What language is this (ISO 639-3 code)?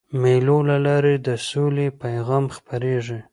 pus